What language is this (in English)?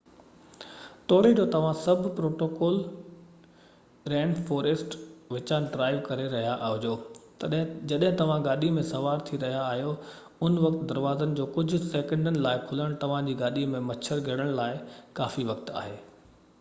Sindhi